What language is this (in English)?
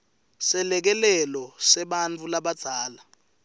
Swati